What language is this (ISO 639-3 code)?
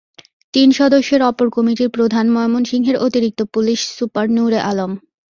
ben